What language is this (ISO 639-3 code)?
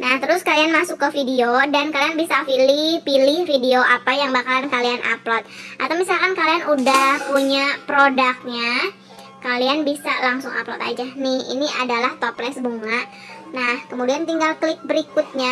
ind